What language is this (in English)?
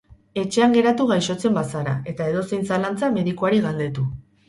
Basque